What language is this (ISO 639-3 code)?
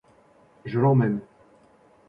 fra